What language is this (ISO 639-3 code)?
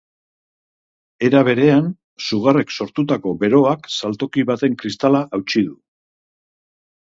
eus